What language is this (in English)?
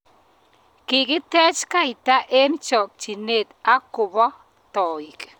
Kalenjin